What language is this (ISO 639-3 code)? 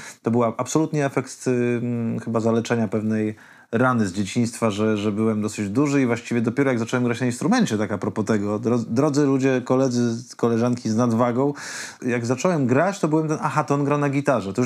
pol